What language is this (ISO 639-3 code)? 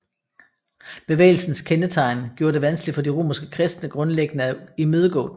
dan